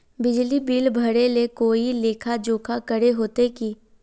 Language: Magahi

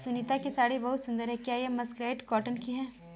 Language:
Hindi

